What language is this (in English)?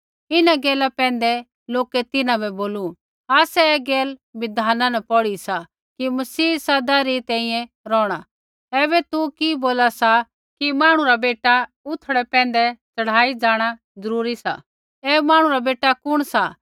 Kullu Pahari